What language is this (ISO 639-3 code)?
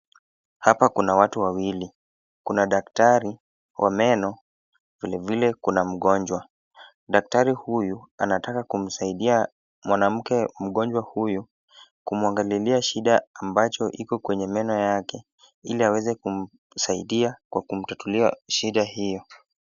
swa